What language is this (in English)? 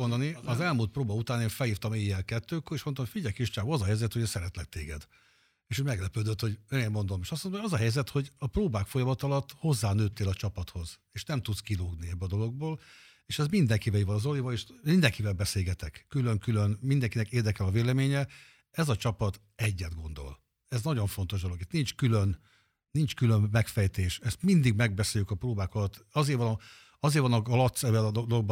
Hungarian